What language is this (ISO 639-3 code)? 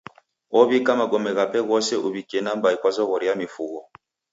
dav